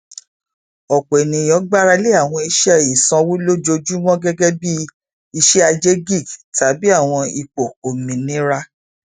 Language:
Yoruba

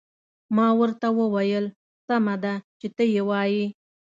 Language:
Pashto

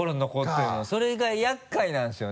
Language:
Japanese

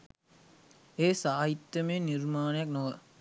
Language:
Sinhala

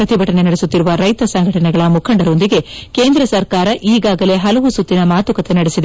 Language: Kannada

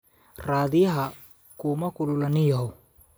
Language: Somali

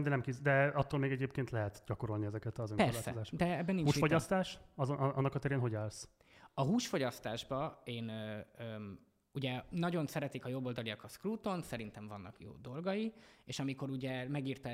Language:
Hungarian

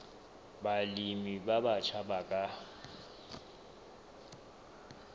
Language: Southern Sotho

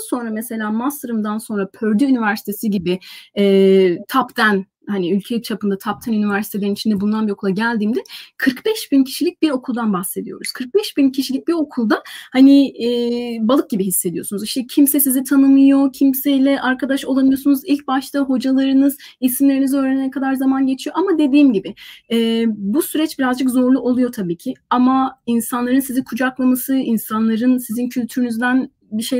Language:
Turkish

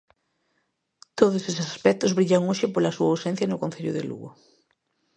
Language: Galician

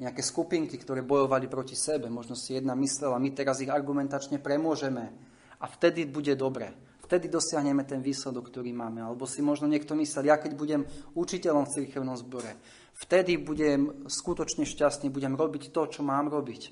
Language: Slovak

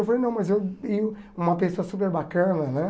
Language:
Portuguese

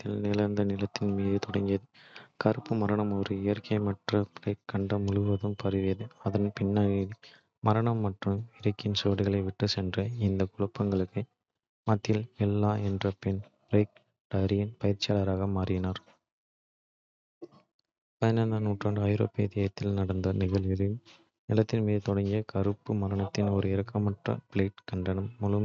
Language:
Kota (India)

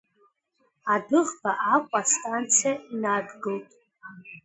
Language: Abkhazian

